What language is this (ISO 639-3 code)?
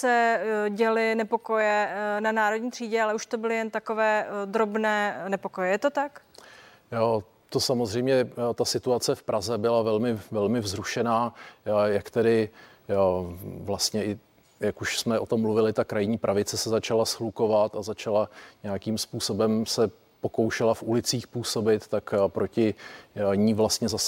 ces